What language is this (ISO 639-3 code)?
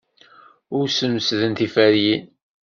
kab